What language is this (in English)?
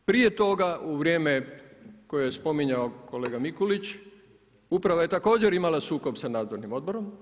Croatian